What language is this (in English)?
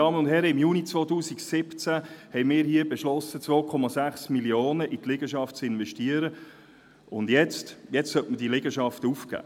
Swiss German